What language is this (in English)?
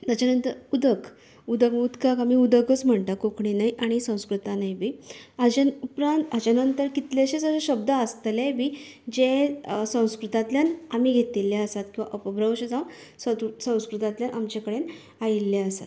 Konkani